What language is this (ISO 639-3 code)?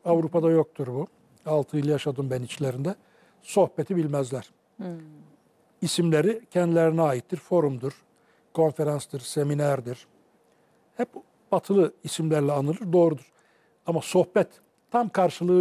tur